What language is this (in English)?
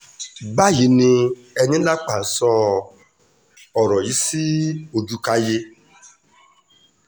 Yoruba